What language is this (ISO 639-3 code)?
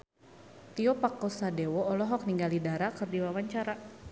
sun